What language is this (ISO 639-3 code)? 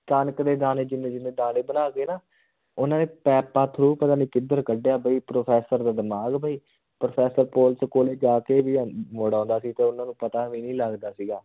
pan